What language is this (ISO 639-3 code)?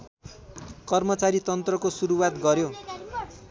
nep